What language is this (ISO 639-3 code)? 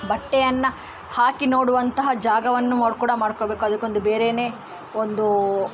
kan